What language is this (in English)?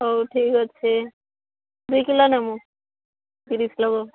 Odia